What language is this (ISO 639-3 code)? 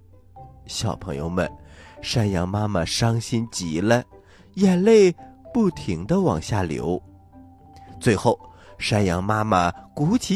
zho